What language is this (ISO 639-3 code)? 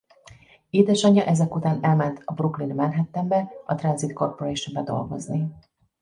hun